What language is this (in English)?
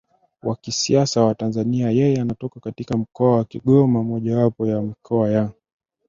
Swahili